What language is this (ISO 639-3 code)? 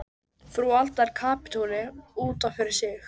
isl